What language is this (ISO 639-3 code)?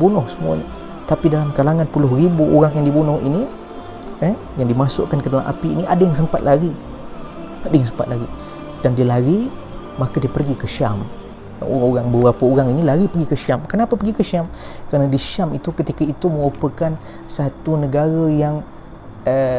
msa